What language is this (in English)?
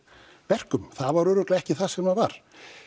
Icelandic